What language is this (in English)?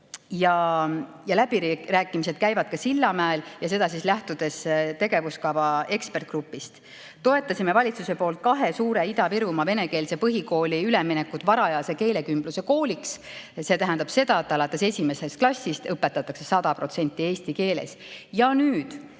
Estonian